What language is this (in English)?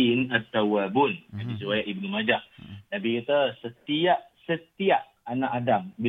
Malay